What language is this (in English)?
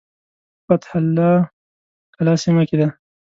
Pashto